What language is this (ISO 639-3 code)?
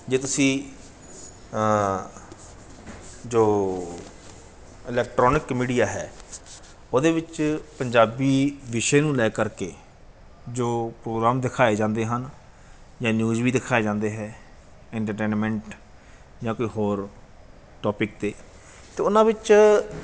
pan